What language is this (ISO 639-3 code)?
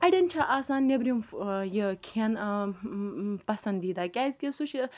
kas